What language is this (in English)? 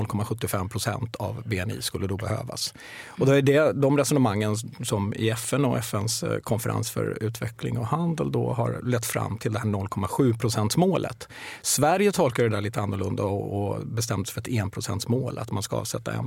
Swedish